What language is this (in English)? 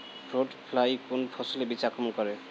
Bangla